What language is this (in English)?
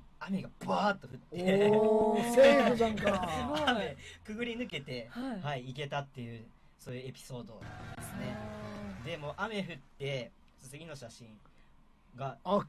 Japanese